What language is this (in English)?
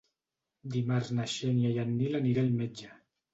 Catalan